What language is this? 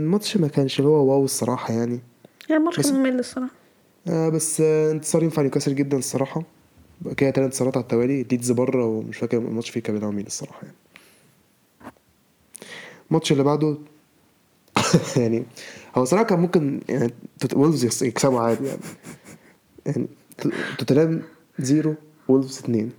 Arabic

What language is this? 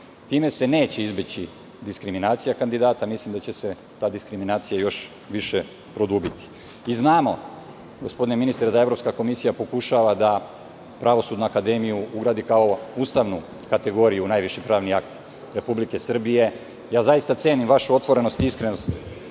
Serbian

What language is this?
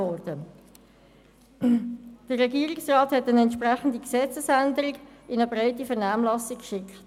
Swiss German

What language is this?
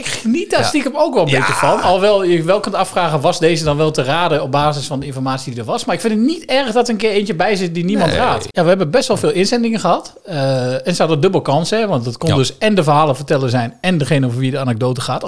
Dutch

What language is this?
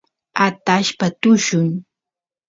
Santiago del Estero Quichua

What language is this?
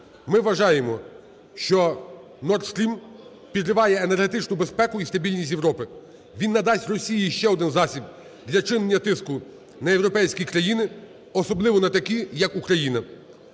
Ukrainian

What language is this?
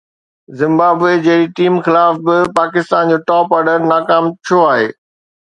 Sindhi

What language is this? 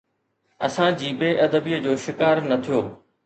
Sindhi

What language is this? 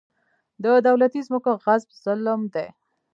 Pashto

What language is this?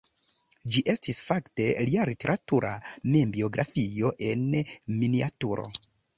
Esperanto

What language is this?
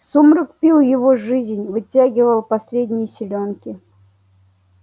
Russian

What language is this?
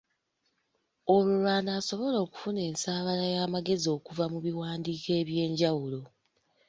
Ganda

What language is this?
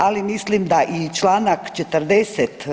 Croatian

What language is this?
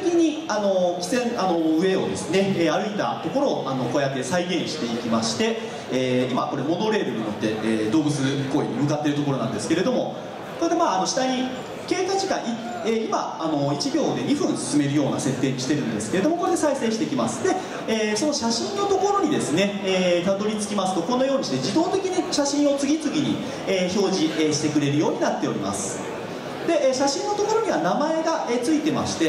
Japanese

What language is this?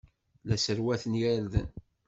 Kabyle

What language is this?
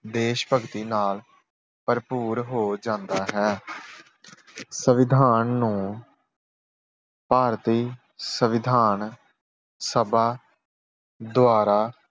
Punjabi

